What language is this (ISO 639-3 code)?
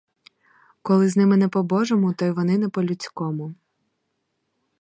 ukr